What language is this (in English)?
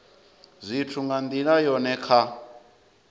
Venda